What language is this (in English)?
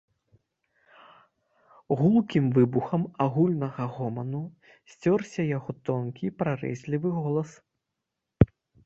Belarusian